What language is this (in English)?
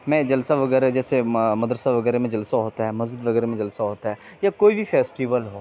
Urdu